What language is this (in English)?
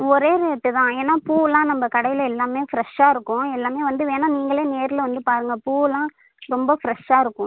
Tamil